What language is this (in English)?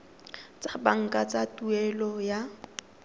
Tswana